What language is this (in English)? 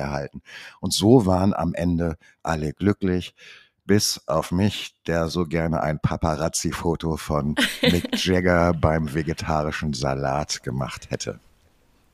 German